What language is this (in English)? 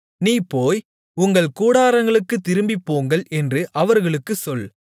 Tamil